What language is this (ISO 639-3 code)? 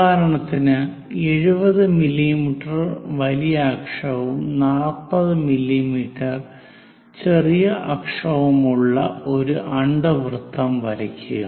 mal